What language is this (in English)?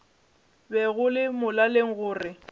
Northern Sotho